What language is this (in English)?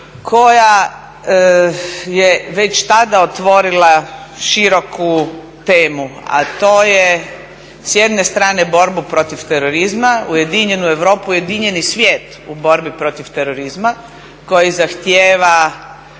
Croatian